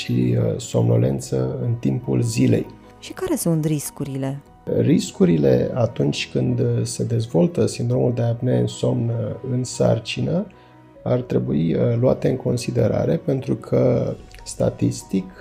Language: Romanian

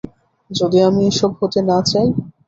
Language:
Bangla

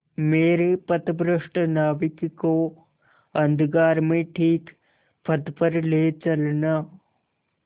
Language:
Hindi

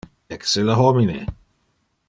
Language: Interlingua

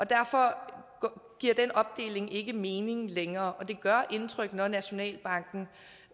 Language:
Danish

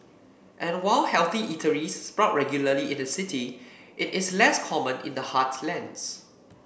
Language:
English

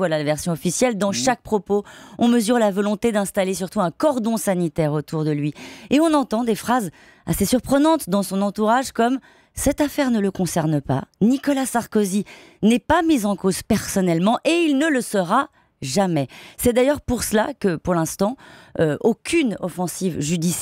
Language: French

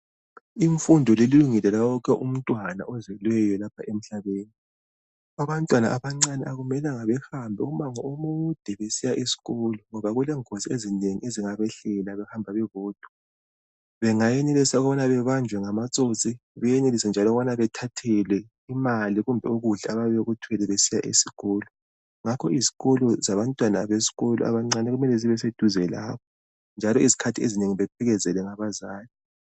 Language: North Ndebele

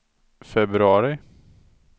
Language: Swedish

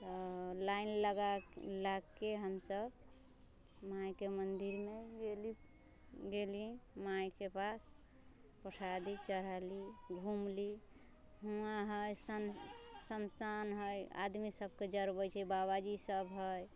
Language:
Maithili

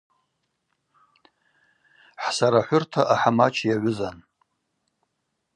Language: Abaza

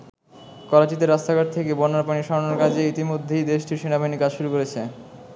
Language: Bangla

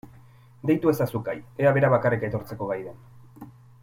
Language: Basque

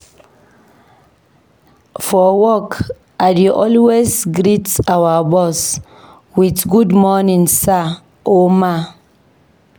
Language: Nigerian Pidgin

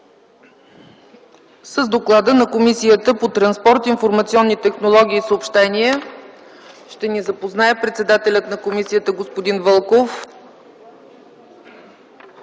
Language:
Bulgarian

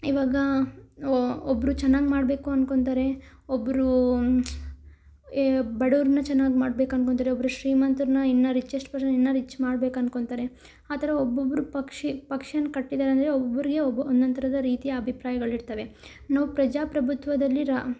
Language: Kannada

